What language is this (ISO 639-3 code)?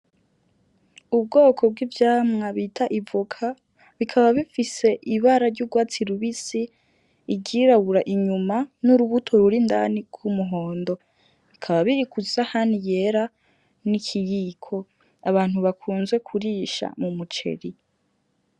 run